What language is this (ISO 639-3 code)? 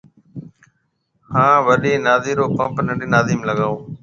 mve